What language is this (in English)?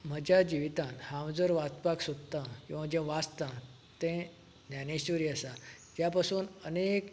Konkani